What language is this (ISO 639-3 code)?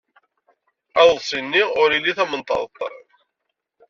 kab